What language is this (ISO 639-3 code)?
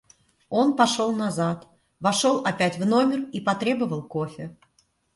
rus